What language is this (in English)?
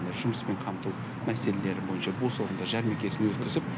Kazakh